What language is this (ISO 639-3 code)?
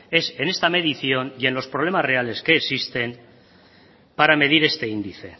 spa